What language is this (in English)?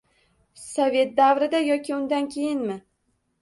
Uzbek